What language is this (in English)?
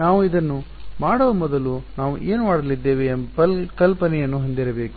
Kannada